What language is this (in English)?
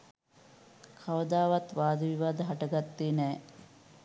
Sinhala